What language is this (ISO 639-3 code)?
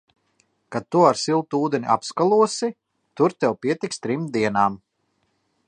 lav